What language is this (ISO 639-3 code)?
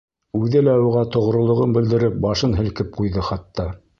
bak